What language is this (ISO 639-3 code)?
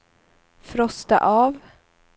swe